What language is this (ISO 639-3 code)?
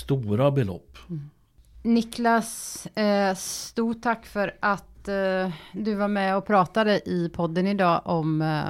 swe